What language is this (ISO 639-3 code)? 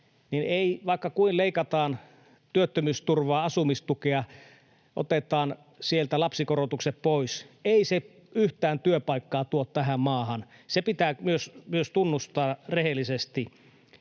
fin